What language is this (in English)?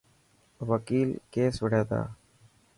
Dhatki